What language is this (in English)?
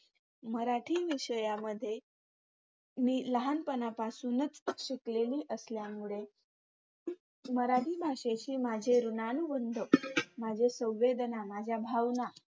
Marathi